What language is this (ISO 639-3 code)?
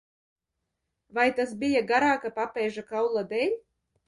lav